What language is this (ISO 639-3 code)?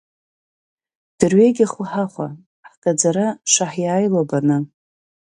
abk